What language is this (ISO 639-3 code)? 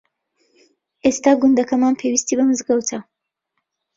ckb